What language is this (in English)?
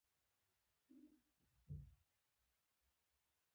Pashto